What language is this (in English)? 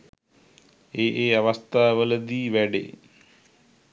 Sinhala